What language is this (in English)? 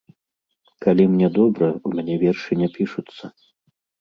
Belarusian